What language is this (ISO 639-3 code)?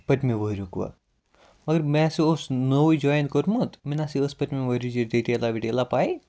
kas